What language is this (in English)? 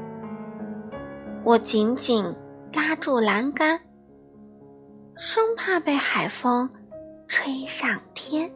Chinese